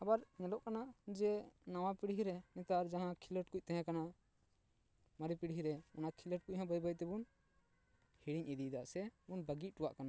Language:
Santali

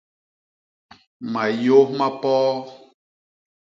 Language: Basaa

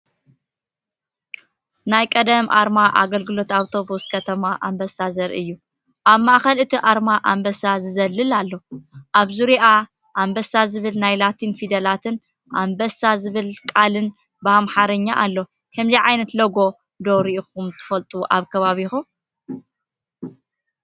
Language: Tigrinya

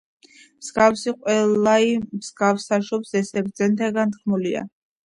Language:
Georgian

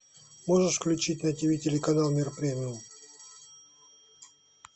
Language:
Russian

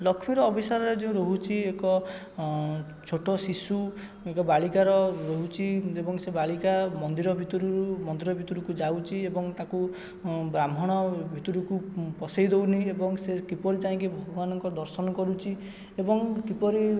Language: Odia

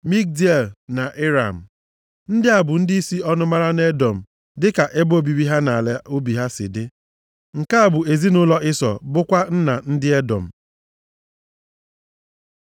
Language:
Igbo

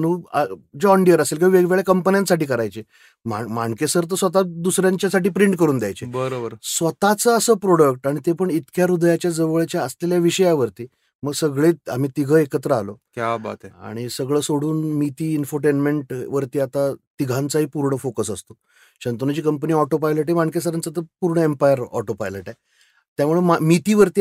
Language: Marathi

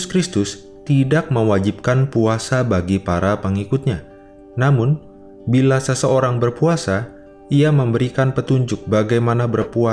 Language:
Indonesian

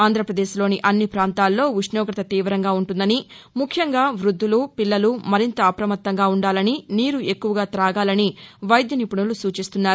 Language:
Telugu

